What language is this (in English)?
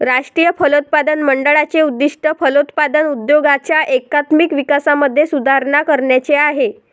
Marathi